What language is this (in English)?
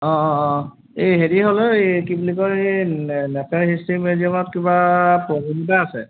Assamese